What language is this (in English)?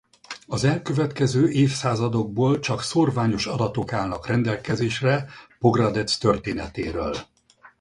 Hungarian